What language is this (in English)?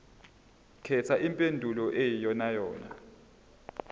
Zulu